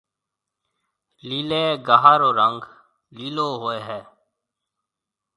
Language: Marwari (Pakistan)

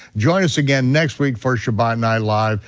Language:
English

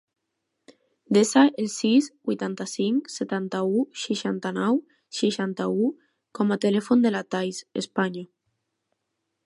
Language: Catalan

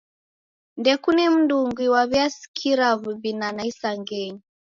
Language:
Taita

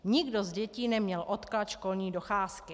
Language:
Czech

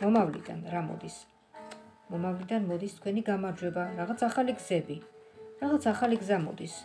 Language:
Romanian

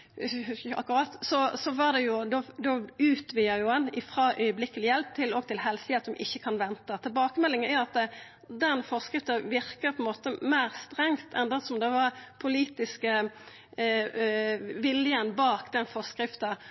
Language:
Norwegian Nynorsk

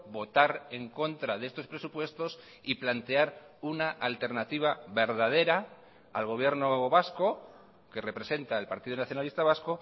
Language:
Spanish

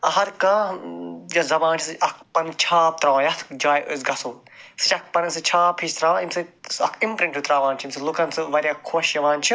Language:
Kashmiri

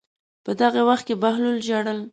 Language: Pashto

